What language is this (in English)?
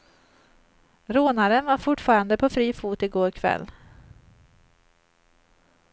Swedish